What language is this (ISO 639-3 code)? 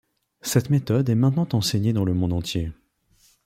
fra